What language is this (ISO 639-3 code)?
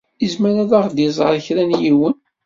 kab